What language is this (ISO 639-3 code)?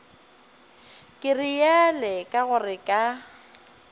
nso